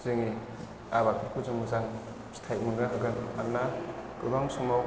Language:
Bodo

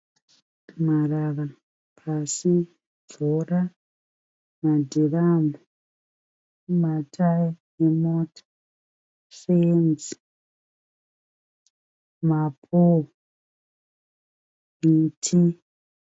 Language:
Shona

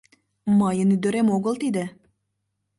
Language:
Mari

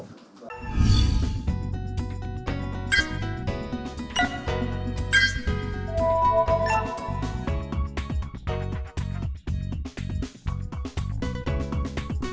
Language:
Vietnamese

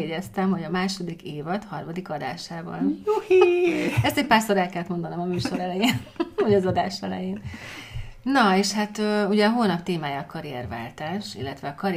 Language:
Hungarian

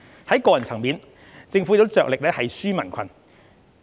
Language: Cantonese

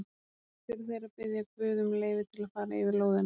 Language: Icelandic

